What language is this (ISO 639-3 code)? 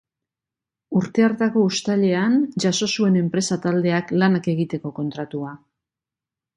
eus